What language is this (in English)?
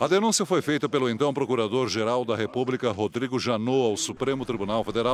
Portuguese